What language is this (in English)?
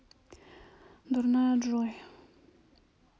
Russian